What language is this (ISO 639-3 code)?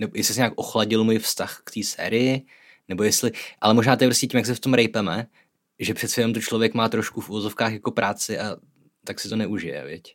ces